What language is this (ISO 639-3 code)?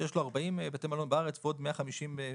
heb